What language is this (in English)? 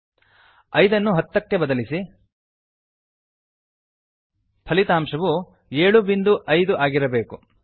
Kannada